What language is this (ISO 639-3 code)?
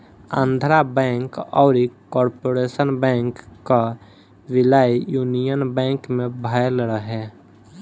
bho